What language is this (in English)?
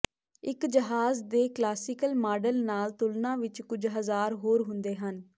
Punjabi